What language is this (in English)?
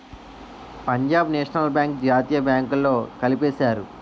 Telugu